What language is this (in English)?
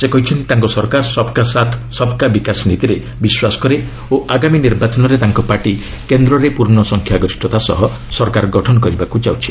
Odia